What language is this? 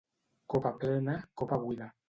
Catalan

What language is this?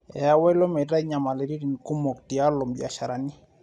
Masai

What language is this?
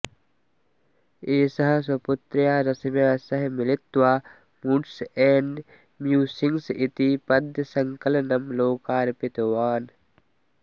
Sanskrit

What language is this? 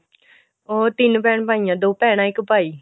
Punjabi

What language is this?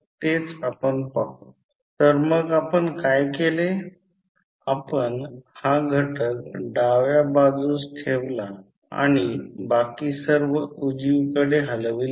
Marathi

